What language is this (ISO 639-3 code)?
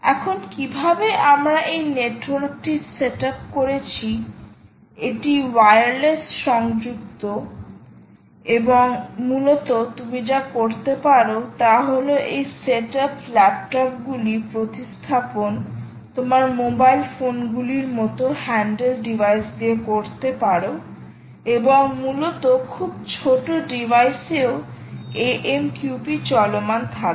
ben